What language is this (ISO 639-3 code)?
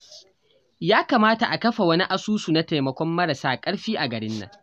hau